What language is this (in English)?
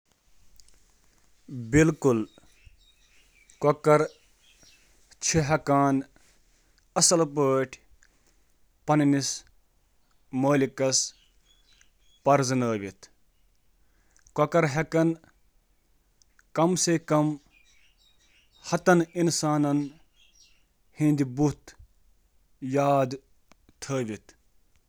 Kashmiri